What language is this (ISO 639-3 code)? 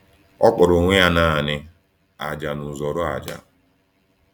ibo